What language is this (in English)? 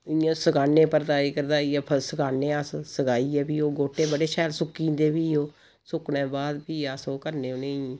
Dogri